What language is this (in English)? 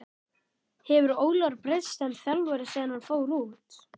Icelandic